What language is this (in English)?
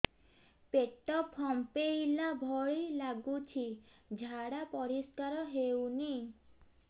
Odia